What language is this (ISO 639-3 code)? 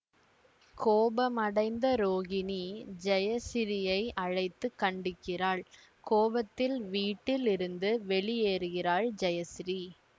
tam